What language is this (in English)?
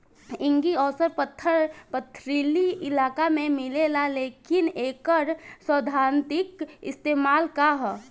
Bhojpuri